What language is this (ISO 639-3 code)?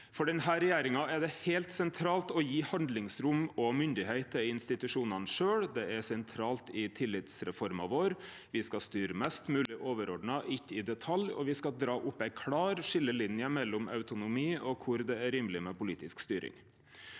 nor